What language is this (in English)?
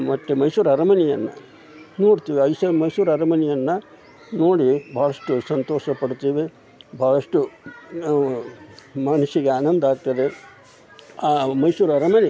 Kannada